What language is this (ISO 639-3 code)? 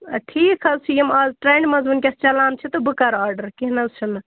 kas